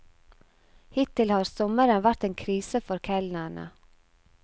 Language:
Norwegian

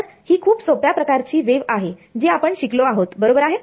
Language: Marathi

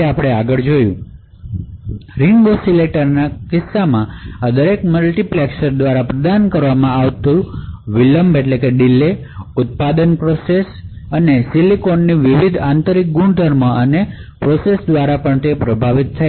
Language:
Gujarati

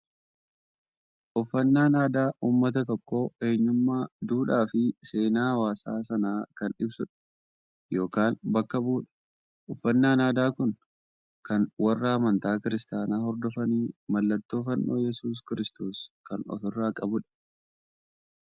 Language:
Oromo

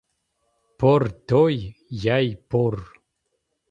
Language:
Kabardian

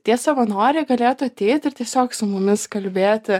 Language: Lithuanian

